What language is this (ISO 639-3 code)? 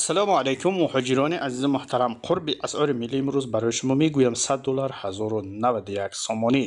fas